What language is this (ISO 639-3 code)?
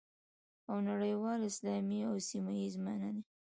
pus